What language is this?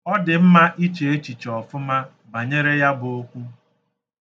Igbo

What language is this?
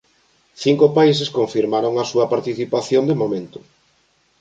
Galician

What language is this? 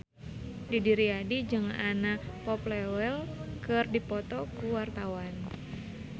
Sundanese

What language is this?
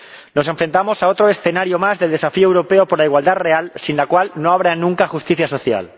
Spanish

